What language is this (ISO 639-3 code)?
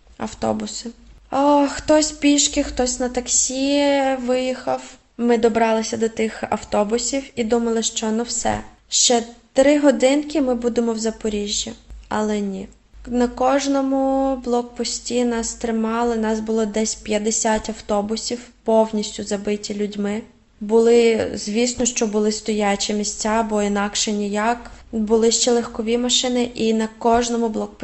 ukr